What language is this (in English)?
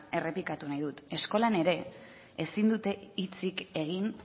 Basque